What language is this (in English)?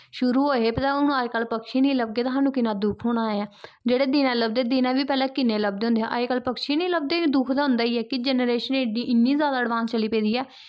Dogri